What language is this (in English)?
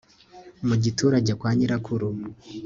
Kinyarwanda